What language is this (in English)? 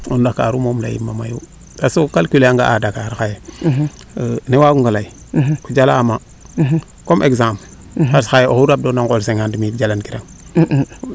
Serer